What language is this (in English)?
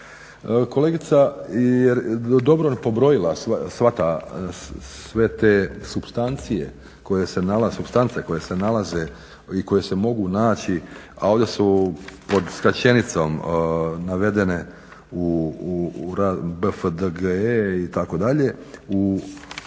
Croatian